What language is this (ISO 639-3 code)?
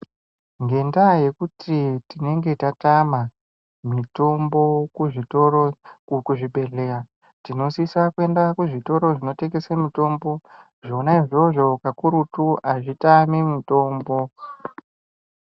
ndc